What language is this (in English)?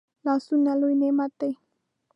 Pashto